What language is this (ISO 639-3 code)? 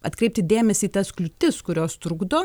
lit